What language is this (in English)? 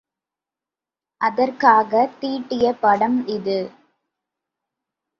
Tamil